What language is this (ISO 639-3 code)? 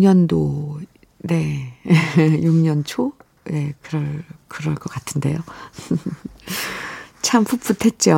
kor